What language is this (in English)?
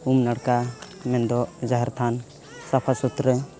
Santali